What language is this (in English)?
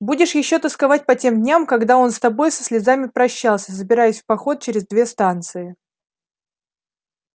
Russian